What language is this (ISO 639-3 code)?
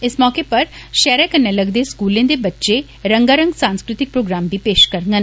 doi